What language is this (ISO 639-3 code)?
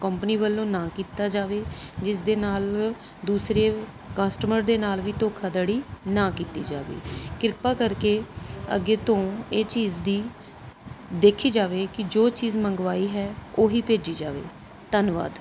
pan